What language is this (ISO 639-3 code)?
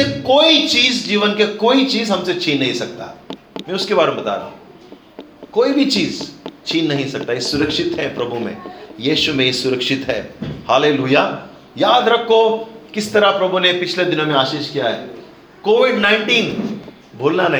hin